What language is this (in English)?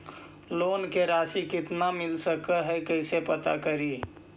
Magahi